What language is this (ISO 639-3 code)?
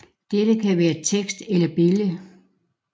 dan